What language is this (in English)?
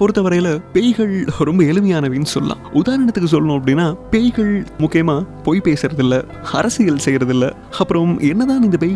Tamil